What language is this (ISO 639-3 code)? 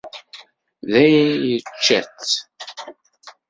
kab